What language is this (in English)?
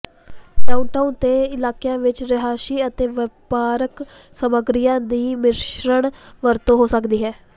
Punjabi